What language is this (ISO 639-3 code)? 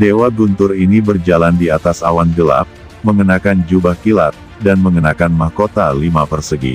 ind